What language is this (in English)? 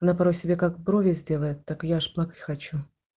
Russian